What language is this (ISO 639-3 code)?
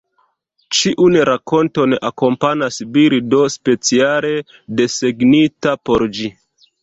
epo